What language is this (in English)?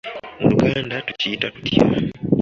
Ganda